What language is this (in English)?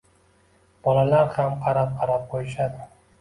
Uzbek